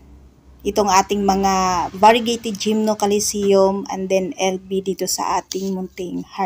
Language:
Filipino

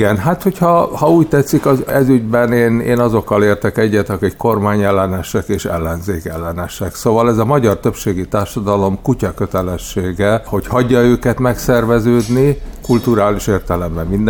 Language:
Hungarian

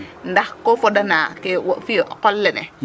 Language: Serer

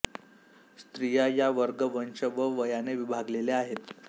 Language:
Marathi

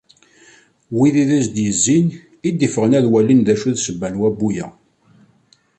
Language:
Kabyle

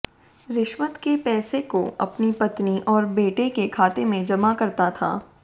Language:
Hindi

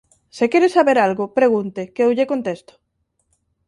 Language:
Galician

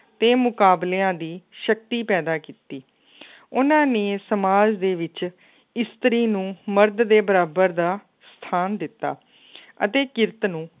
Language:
Punjabi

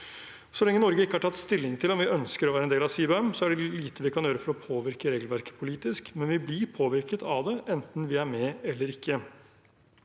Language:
Norwegian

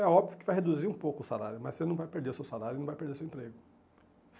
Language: Portuguese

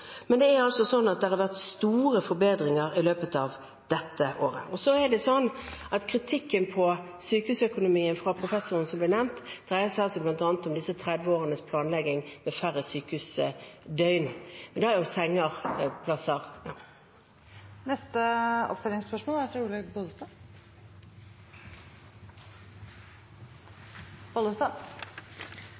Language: Norwegian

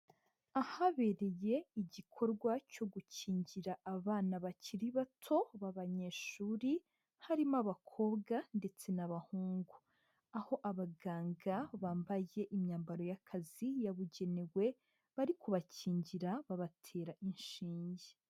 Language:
Kinyarwanda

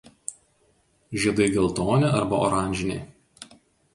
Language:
Lithuanian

